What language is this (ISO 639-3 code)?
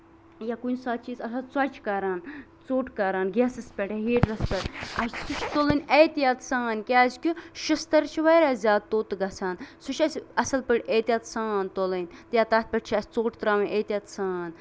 kas